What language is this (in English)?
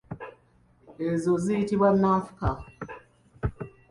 Ganda